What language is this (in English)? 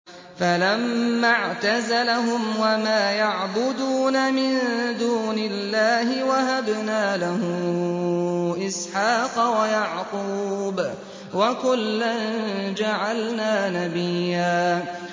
Arabic